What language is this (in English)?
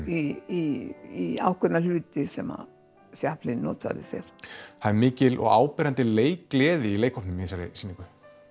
Icelandic